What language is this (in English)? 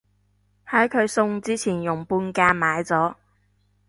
Cantonese